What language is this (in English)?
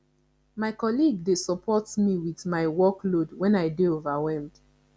Nigerian Pidgin